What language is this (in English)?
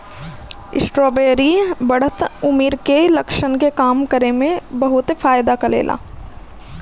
Bhojpuri